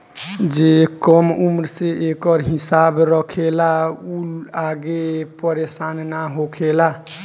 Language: Bhojpuri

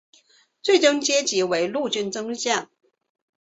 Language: Chinese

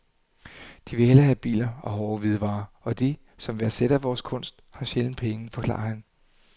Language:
Danish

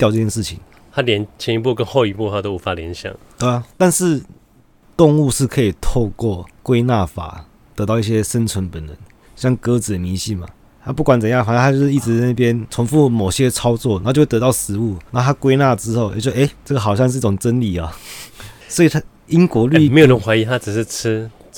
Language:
Chinese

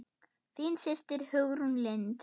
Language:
Icelandic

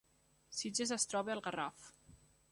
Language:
Catalan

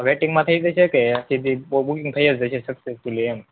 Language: Gujarati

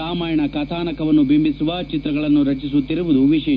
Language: Kannada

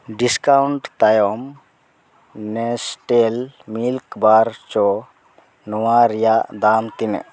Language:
Santali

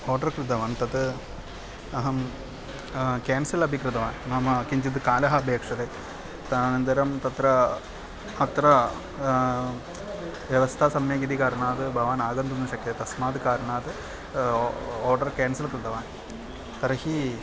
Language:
Sanskrit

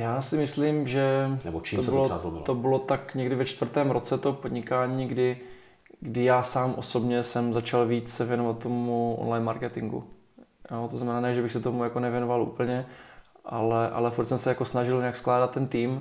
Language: Czech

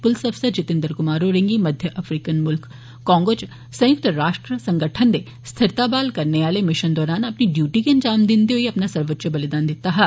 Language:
Dogri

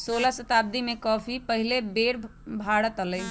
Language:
Magahi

